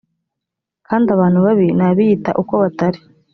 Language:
Kinyarwanda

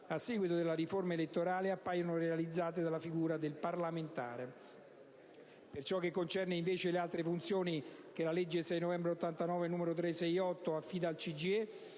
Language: Italian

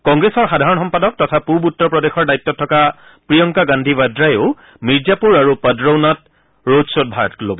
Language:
Assamese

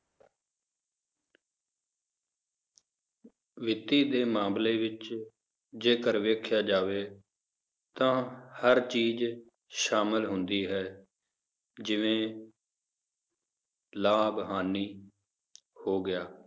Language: Punjabi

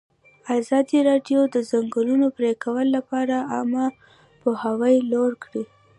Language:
Pashto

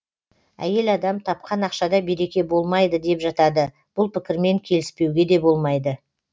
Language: Kazakh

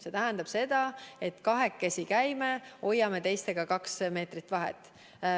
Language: Estonian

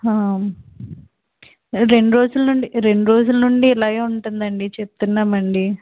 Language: Telugu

